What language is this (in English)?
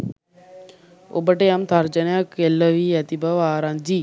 Sinhala